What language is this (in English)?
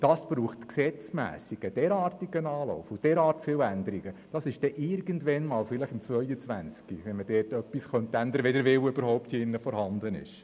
Swiss German